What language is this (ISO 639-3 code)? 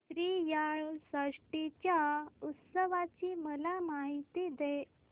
mar